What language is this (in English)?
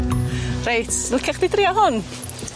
Welsh